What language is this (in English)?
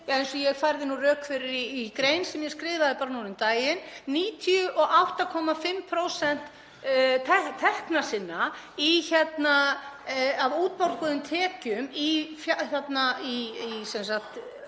Icelandic